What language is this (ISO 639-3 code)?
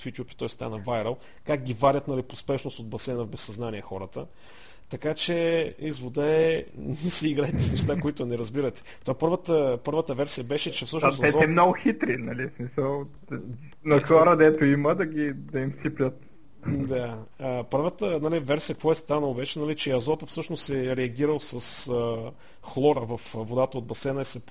bul